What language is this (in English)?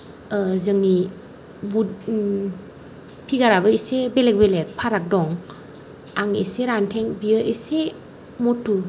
Bodo